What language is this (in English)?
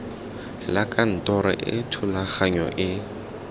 Tswana